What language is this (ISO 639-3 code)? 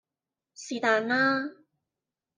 yue